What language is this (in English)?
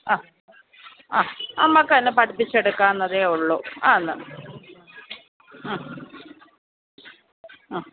Malayalam